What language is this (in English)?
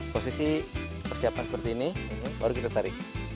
Indonesian